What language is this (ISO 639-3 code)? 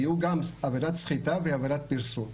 heb